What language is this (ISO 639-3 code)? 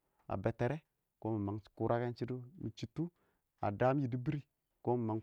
awo